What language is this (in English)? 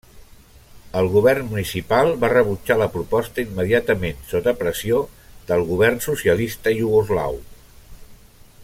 Catalan